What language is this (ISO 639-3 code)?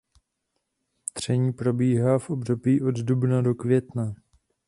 ces